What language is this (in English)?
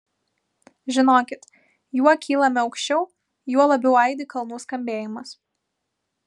Lithuanian